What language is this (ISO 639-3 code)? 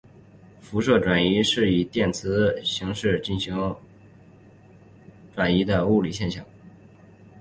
zho